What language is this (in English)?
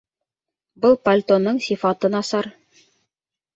Bashkir